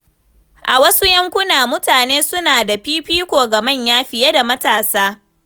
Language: Hausa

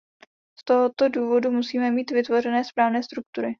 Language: Czech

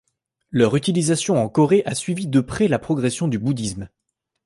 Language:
French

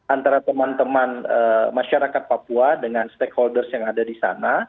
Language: Indonesian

